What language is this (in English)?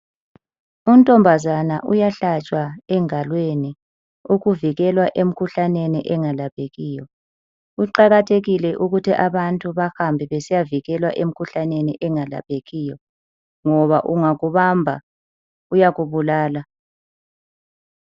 North Ndebele